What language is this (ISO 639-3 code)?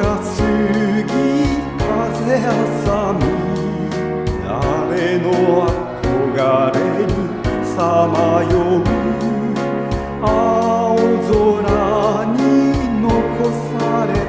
jpn